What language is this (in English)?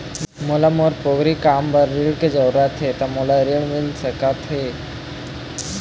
Chhattisgarhi